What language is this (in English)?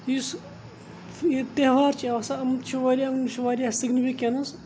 Kashmiri